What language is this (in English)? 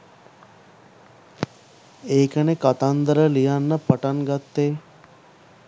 Sinhala